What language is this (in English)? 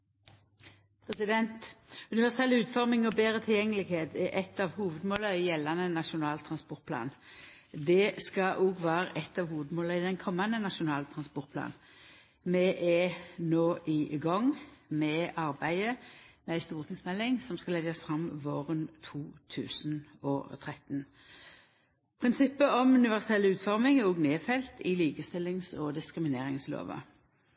Norwegian